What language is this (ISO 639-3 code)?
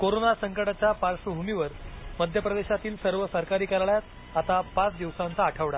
mar